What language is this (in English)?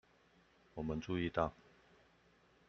Chinese